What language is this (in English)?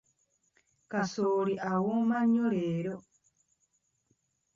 Ganda